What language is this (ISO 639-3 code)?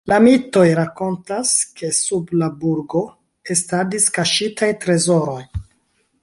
epo